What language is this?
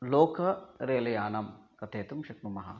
Sanskrit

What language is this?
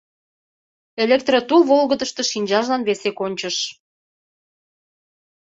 Mari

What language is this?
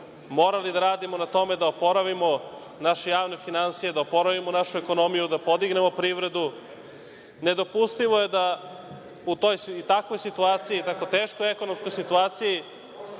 Serbian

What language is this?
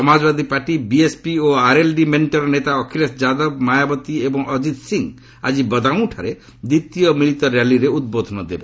Odia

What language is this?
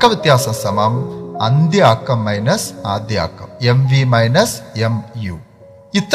Malayalam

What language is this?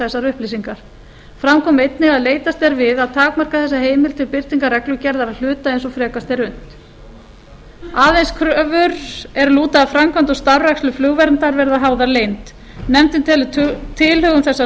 Icelandic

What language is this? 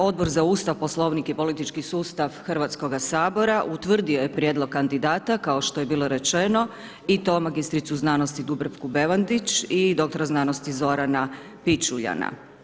Croatian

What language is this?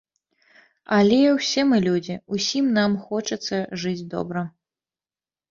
Belarusian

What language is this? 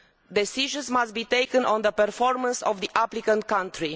English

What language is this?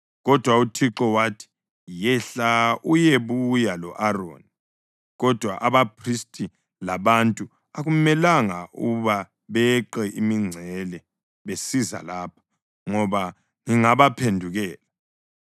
North Ndebele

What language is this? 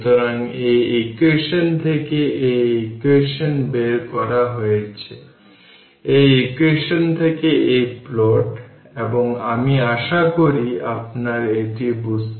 Bangla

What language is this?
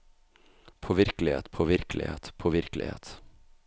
Norwegian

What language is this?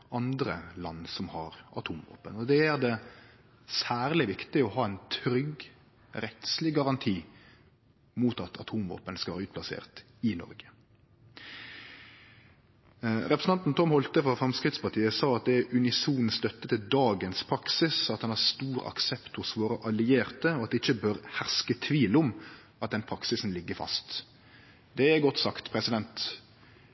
Norwegian Nynorsk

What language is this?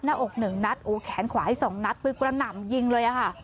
Thai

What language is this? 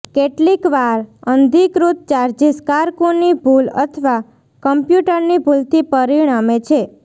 Gujarati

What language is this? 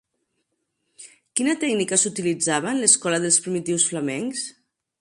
Catalan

